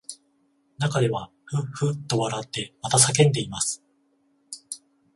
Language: Japanese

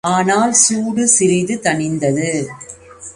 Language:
Tamil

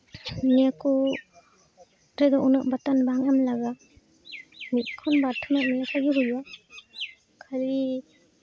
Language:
Santali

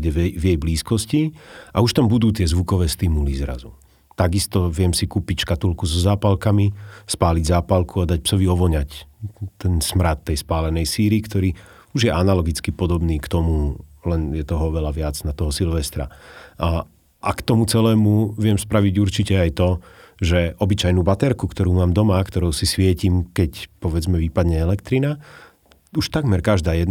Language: Slovak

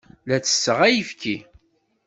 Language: Kabyle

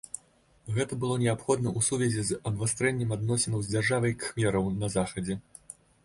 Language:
Belarusian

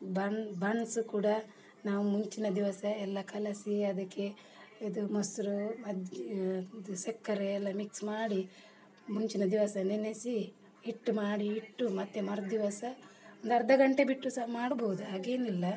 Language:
Kannada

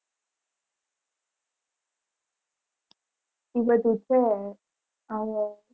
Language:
Gujarati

